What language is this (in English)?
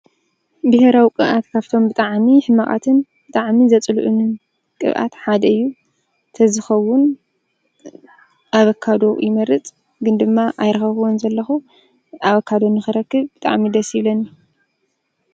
Tigrinya